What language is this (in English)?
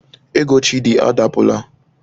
Igbo